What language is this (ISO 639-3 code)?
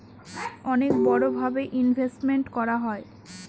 ben